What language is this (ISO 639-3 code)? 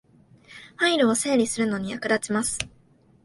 jpn